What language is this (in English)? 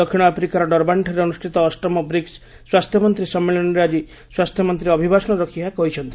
Odia